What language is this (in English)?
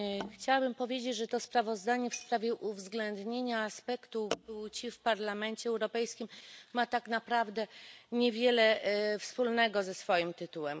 Polish